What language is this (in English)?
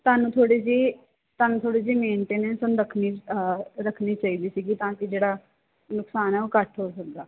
Punjabi